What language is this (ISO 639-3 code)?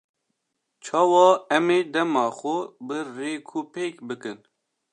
kur